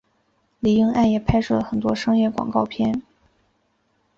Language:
Chinese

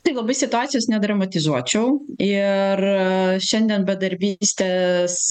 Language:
Lithuanian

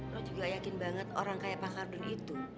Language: Indonesian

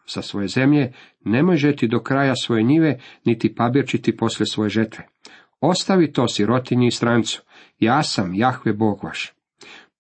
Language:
Croatian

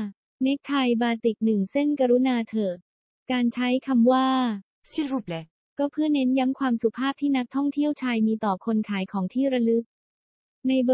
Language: Thai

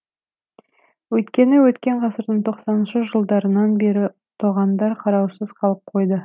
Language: Kazakh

